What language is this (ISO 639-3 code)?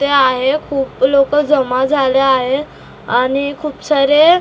mar